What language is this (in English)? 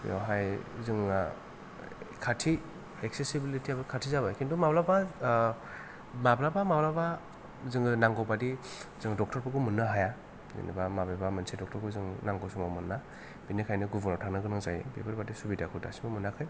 Bodo